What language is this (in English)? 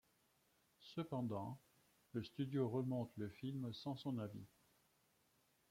French